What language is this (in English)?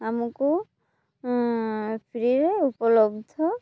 Odia